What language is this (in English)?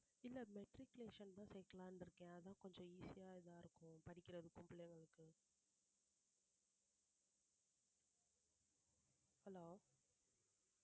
Tamil